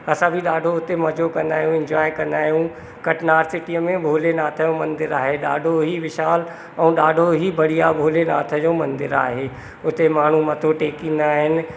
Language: Sindhi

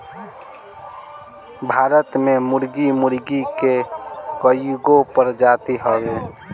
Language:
Bhojpuri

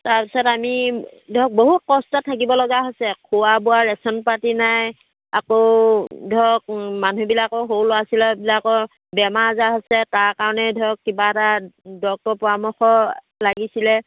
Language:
Assamese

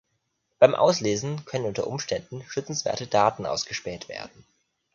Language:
German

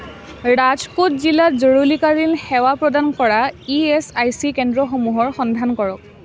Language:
Assamese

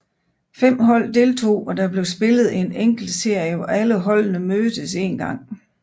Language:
Danish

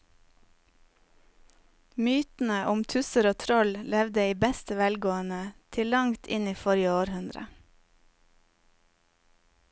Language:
Norwegian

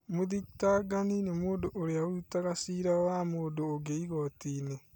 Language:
Kikuyu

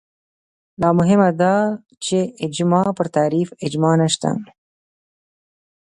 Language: Pashto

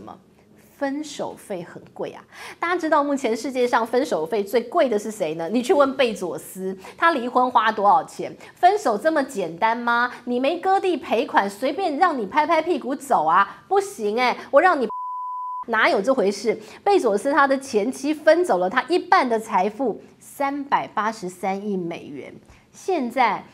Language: Chinese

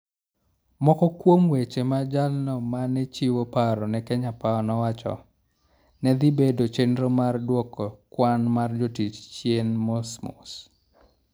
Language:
Luo (Kenya and Tanzania)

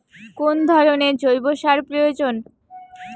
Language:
Bangla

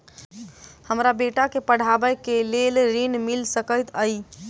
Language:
Maithili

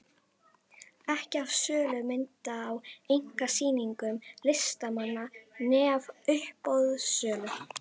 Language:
Icelandic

